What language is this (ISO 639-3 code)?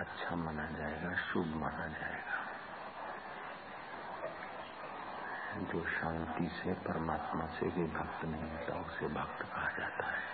hin